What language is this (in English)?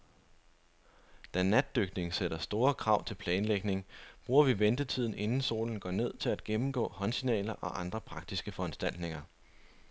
Danish